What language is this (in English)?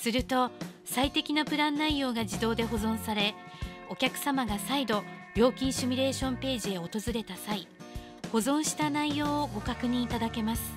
Japanese